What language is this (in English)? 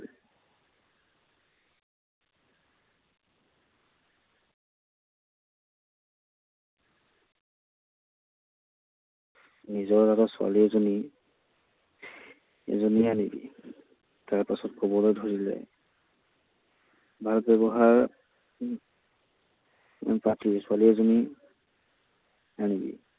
Assamese